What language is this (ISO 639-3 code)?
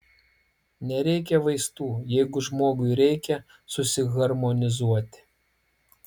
lit